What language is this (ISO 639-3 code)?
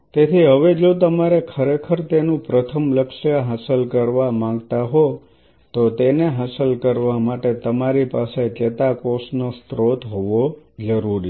guj